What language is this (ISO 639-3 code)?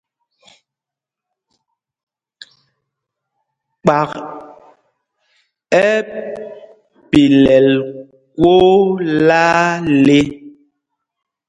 mgg